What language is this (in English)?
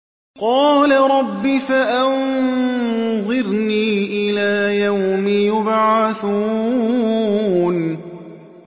Arabic